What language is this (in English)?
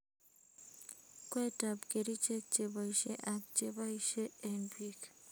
Kalenjin